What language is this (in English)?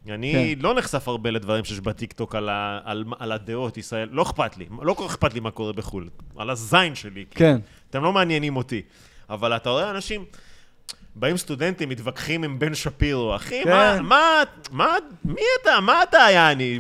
Hebrew